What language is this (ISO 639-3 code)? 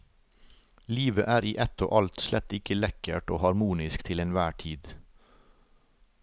nor